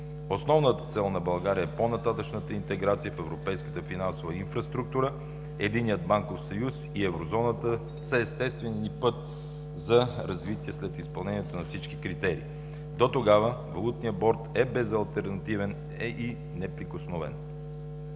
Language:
Bulgarian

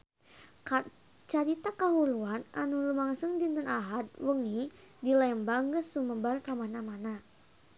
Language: Sundanese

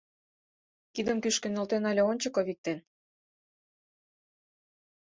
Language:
Mari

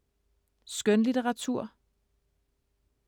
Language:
Danish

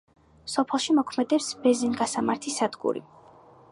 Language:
Georgian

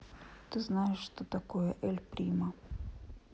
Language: Russian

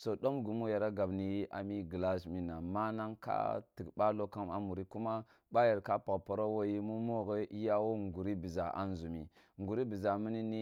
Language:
Kulung (Nigeria)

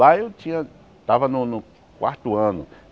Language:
Portuguese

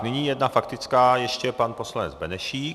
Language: Czech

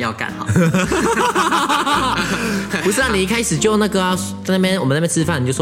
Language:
Chinese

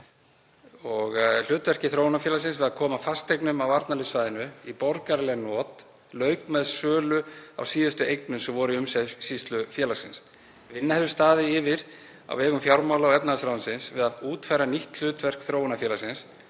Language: Icelandic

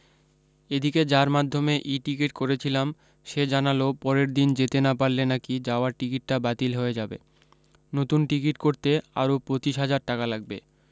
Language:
Bangla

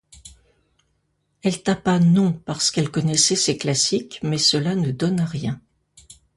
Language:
French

